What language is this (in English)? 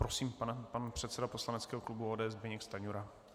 Czech